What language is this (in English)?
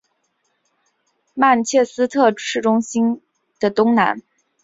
Chinese